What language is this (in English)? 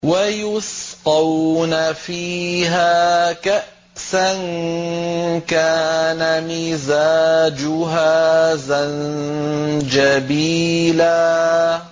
Arabic